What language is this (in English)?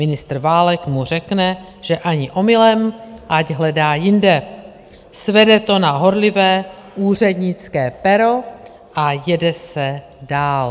Czech